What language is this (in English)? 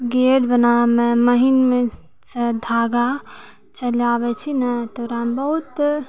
Maithili